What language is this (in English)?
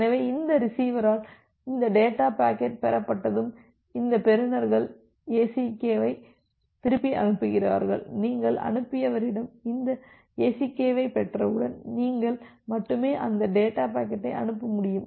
Tamil